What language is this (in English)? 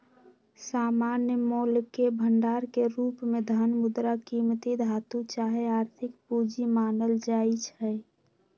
Magahi